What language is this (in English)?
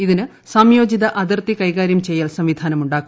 Malayalam